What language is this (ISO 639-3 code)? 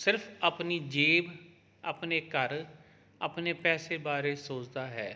pan